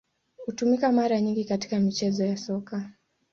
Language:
Swahili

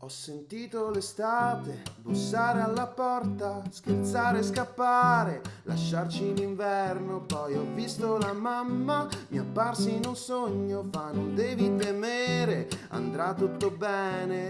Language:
Italian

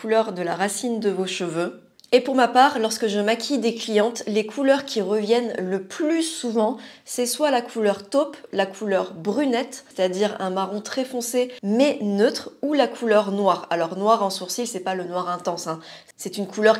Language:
French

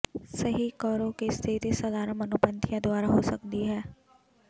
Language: Punjabi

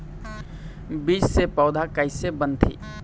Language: Chhattisgarhi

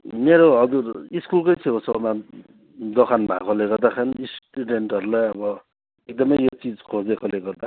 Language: Nepali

